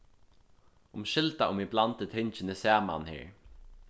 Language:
Faroese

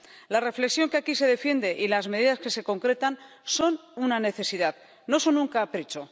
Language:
Spanish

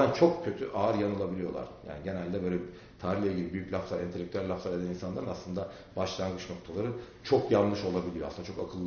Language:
Turkish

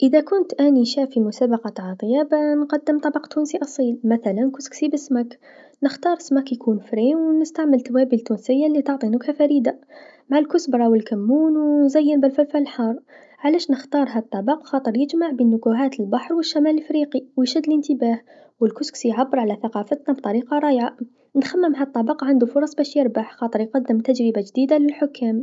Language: Tunisian Arabic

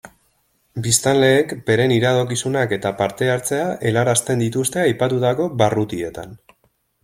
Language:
Basque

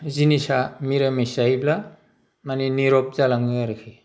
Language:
Bodo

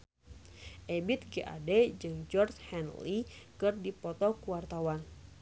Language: Sundanese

